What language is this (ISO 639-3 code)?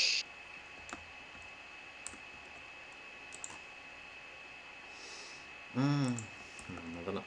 por